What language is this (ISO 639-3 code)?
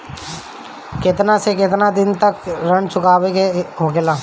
bho